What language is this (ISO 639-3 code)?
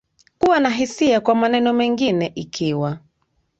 swa